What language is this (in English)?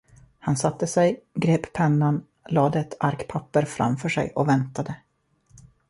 Swedish